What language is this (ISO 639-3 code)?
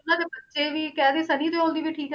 pan